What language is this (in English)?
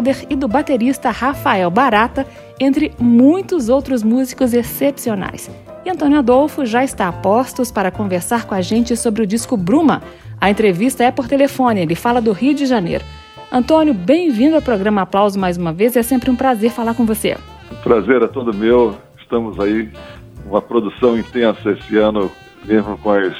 Portuguese